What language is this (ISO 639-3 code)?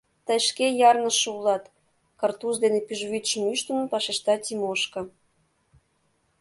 chm